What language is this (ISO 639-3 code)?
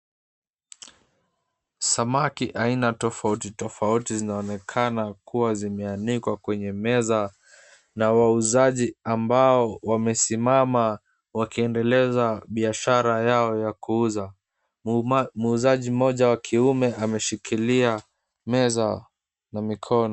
swa